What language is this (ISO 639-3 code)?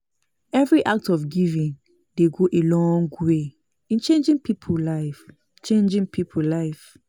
pcm